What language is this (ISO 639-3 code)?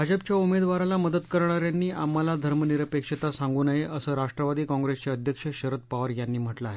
mar